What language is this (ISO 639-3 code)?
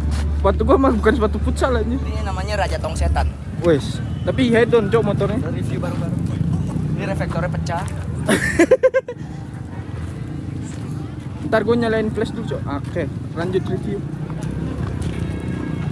ind